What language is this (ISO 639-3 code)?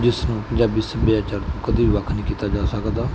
pan